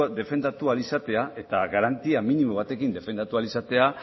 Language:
Basque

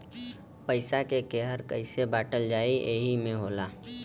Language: Bhojpuri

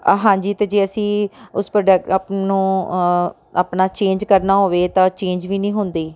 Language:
Punjabi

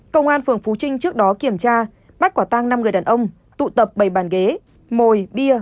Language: Vietnamese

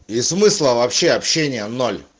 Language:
Russian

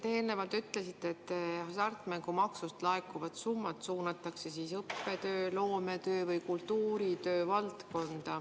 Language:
Estonian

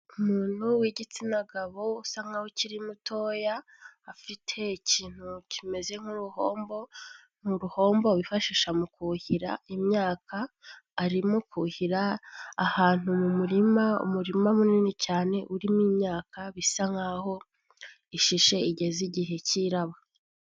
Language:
Kinyarwanda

